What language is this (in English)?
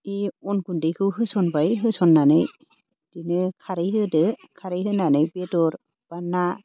Bodo